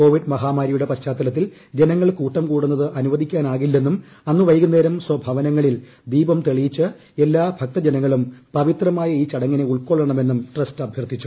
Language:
Malayalam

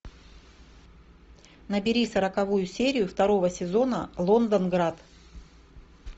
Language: Russian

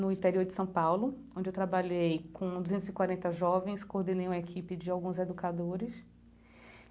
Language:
Portuguese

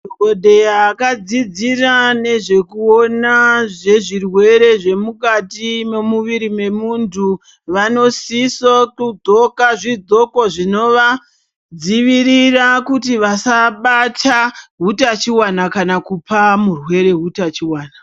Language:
Ndau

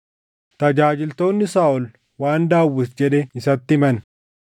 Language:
Oromo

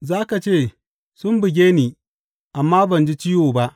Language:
Hausa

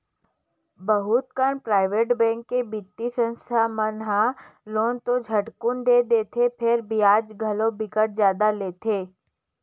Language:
Chhattisgarhi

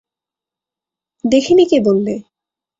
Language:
Bangla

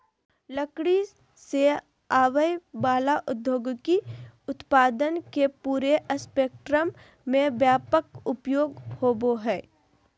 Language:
Magahi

